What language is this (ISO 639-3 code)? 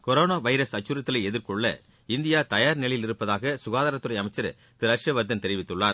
tam